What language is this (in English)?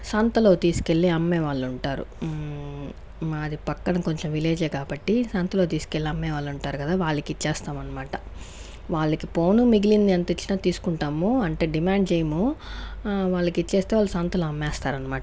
Telugu